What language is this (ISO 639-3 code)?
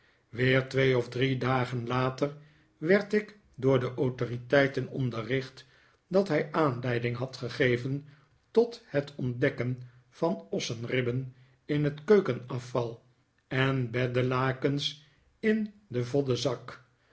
nld